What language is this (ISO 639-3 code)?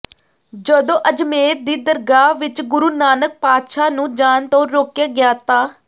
pan